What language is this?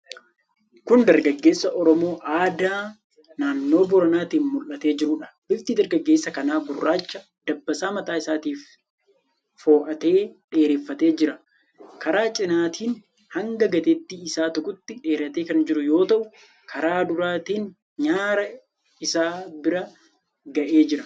Oromo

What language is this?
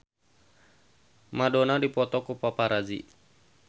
Sundanese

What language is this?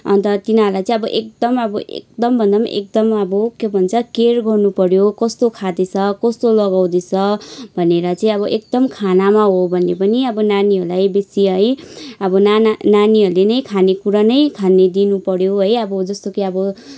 Nepali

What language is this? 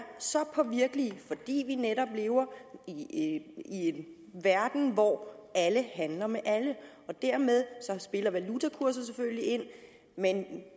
Danish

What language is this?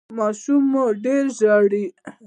Pashto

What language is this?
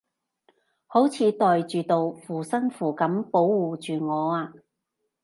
Cantonese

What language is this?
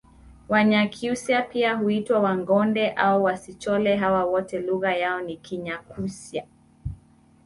Swahili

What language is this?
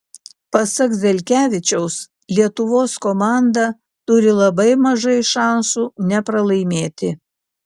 Lithuanian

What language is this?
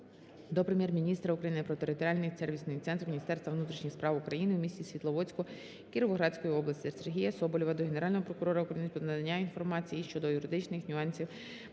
Ukrainian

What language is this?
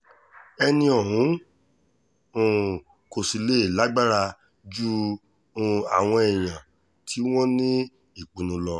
Yoruba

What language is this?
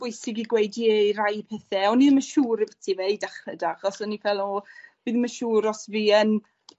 Welsh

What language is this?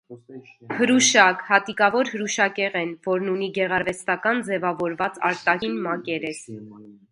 Armenian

